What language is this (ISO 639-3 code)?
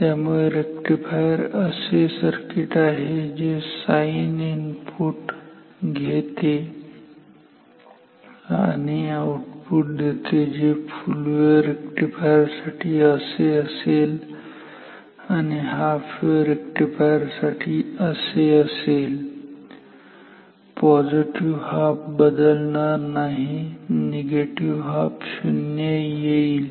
mar